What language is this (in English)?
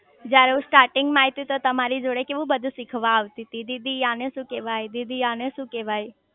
Gujarati